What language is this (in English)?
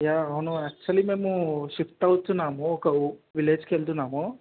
Telugu